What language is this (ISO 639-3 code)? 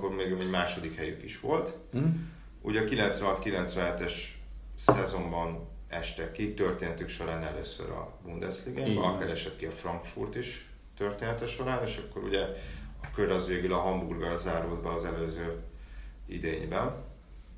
hun